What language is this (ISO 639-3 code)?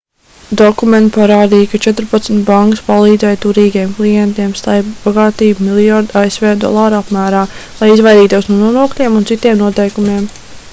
lav